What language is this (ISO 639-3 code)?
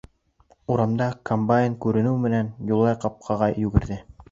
bak